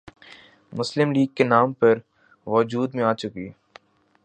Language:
Urdu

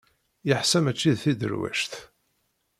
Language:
Kabyle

